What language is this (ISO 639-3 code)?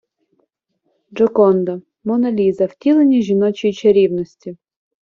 ukr